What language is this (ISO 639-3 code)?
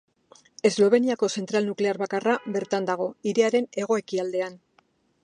eus